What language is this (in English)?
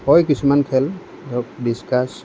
Assamese